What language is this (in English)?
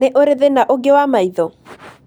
Kikuyu